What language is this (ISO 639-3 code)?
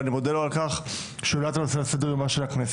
heb